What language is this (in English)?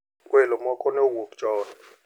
Luo (Kenya and Tanzania)